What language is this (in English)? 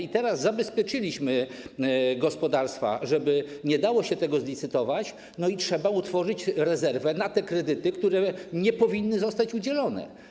Polish